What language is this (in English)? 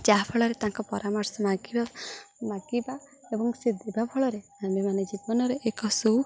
Odia